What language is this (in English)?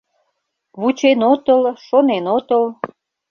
Mari